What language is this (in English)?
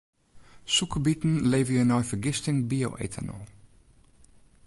Western Frisian